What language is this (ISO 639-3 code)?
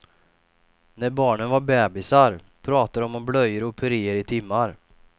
swe